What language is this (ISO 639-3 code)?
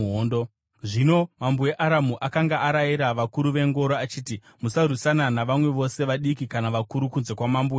sna